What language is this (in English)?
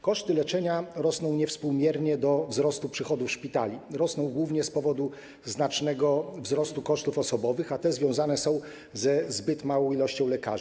Polish